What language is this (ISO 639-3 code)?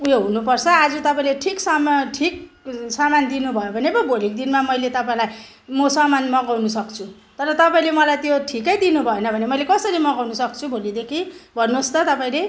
nep